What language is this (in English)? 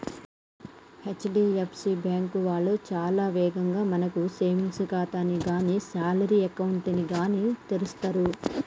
Telugu